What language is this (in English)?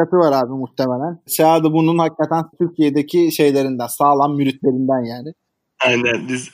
Turkish